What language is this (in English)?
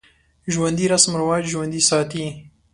Pashto